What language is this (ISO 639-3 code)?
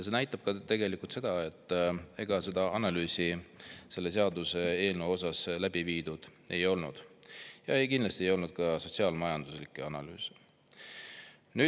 est